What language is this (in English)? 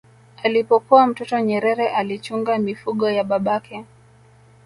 Swahili